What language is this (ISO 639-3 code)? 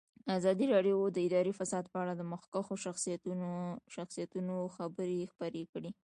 pus